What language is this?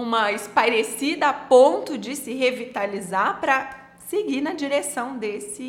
Portuguese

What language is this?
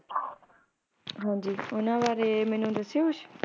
Punjabi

